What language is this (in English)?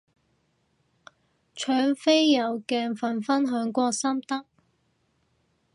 Cantonese